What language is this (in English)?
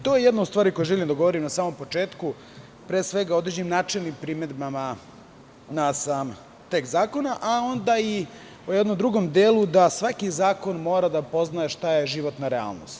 Serbian